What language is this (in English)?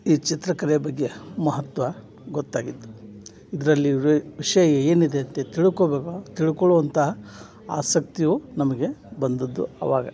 Kannada